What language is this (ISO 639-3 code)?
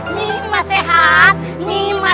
ind